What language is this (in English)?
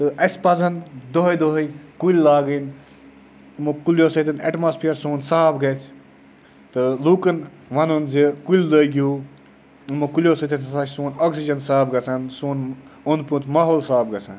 Kashmiri